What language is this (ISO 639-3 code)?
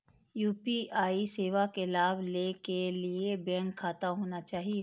mai